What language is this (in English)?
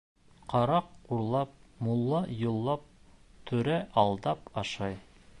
Bashkir